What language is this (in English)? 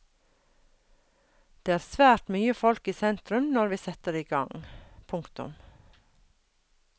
Norwegian